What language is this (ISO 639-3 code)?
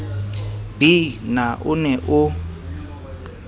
sot